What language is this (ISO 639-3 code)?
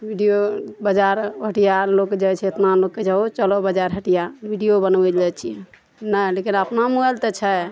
mai